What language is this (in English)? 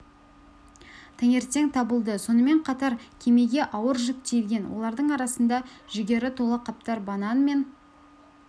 Kazakh